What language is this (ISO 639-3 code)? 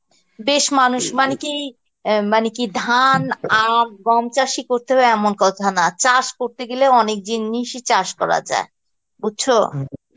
ben